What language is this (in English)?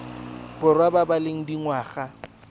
Tswana